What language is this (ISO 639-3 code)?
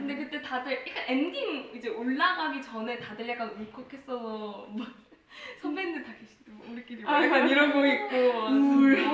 kor